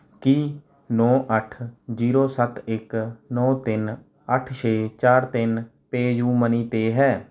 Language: Punjabi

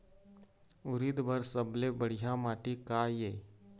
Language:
Chhattisgarhi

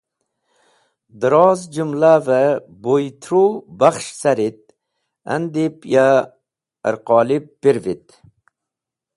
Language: Wakhi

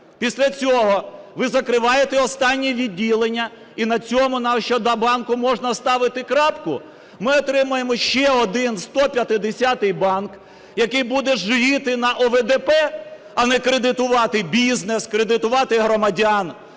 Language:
Ukrainian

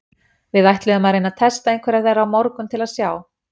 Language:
Icelandic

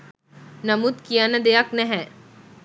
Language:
Sinhala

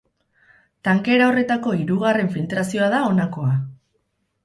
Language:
Basque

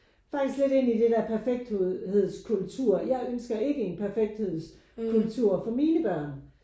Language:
Danish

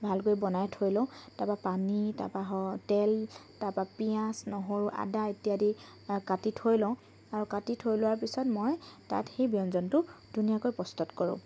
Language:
Assamese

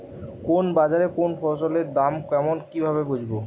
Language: Bangla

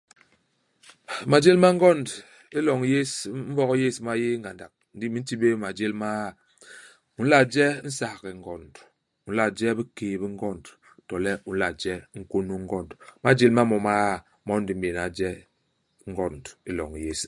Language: Basaa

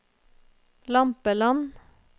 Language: Norwegian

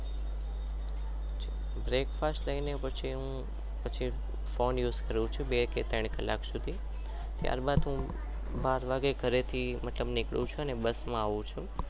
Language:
Gujarati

